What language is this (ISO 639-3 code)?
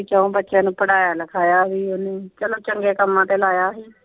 pan